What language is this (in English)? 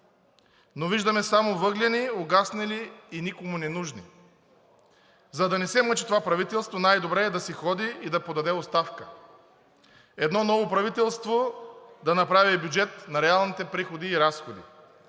Bulgarian